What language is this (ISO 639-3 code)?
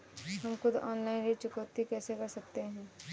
hin